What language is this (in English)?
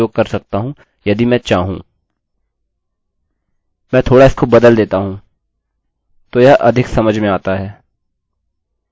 Hindi